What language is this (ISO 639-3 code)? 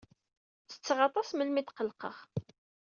kab